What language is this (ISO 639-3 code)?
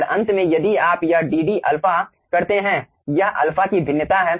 hin